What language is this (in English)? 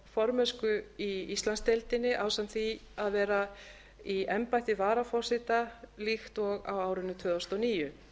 Icelandic